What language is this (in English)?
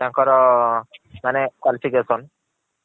Odia